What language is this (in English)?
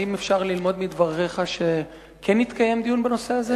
Hebrew